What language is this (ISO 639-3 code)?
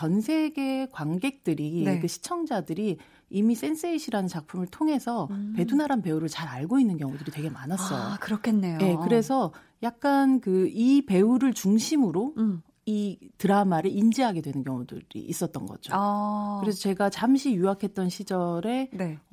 kor